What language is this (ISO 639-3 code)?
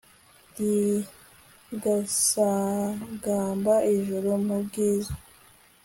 kin